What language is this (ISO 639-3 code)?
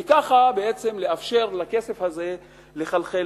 heb